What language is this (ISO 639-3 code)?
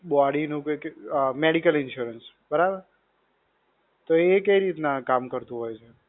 guj